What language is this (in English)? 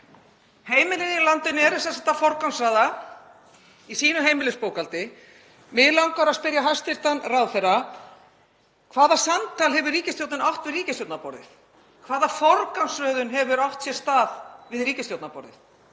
Icelandic